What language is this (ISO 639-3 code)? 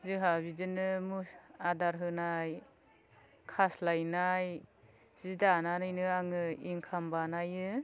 brx